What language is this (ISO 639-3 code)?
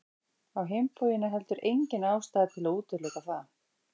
isl